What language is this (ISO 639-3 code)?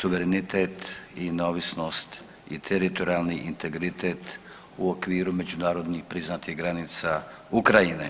hrv